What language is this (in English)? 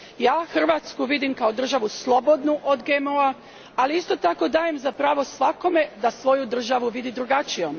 Croatian